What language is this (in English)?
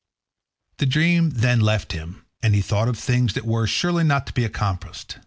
English